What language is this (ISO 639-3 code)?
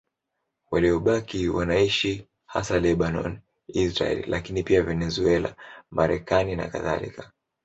swa